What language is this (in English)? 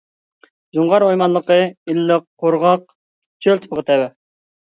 Uyghur